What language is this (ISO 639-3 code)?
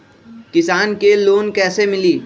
mag